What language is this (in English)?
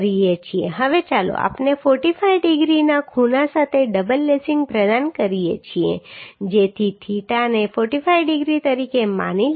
Gujarati